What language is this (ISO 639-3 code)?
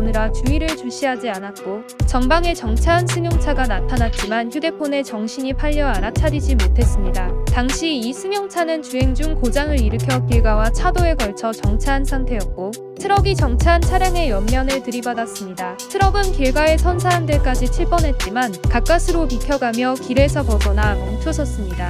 kor